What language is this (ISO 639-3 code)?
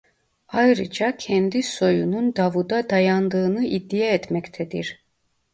tur